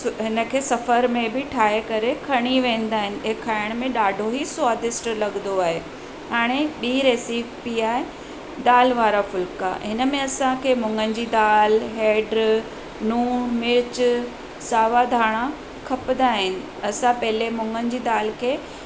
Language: Sindhi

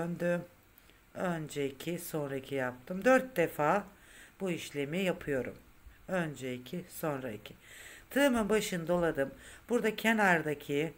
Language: Turkish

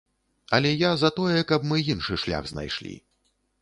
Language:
Belarusian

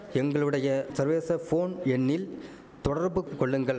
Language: Tamil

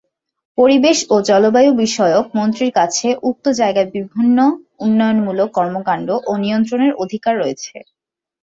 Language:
Bangla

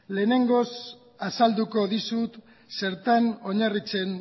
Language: Basque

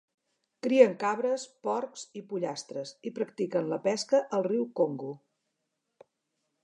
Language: Catalan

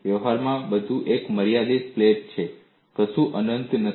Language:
Gujarati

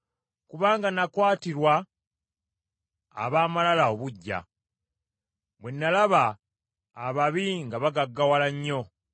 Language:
Ganda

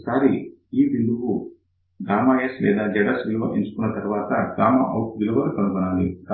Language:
Telugu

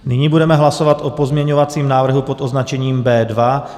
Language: Czech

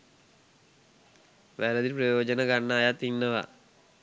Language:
Sinhala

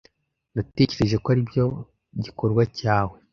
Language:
Kinyarwanda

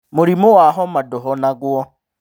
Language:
Kikuyu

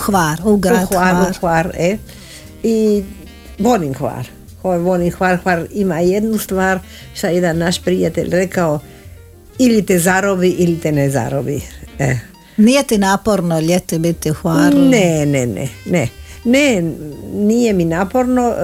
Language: Croatian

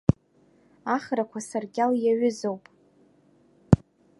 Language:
Abkhazian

